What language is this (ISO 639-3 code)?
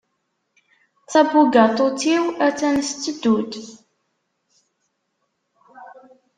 kab